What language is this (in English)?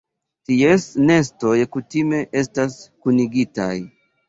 Esperanto